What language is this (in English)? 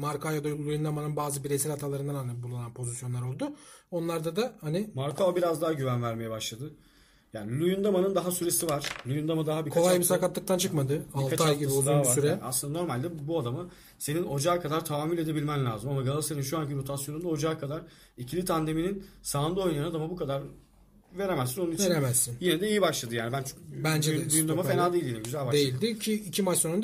Turkish